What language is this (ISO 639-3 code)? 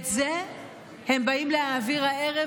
heb